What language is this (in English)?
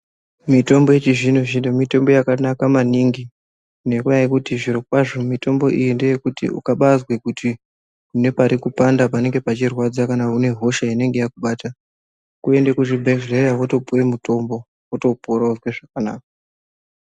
Ndau